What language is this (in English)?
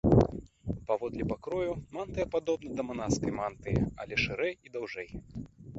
Belarusian